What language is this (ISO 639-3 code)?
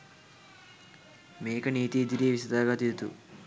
sin